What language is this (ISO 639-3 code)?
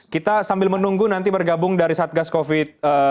ind